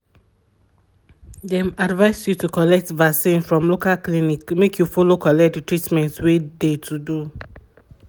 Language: Nigerian Pidgin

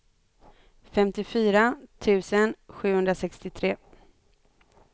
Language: Swedish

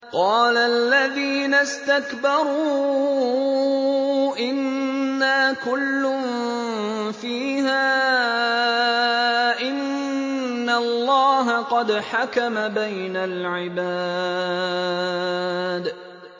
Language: Arabic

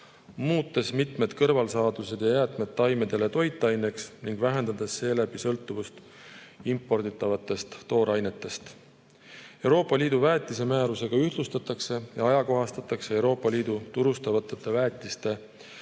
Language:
Estonian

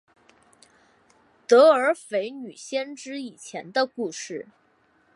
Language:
Chinese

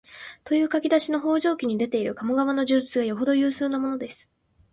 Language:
Japanese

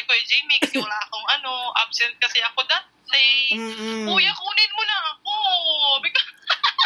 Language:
Filipino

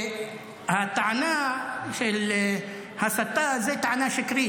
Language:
Hebrew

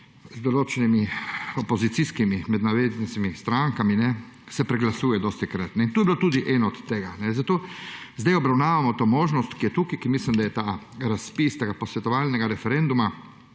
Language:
Slovenian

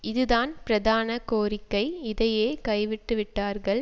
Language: Tamil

